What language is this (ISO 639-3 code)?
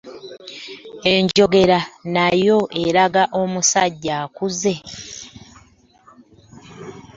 lug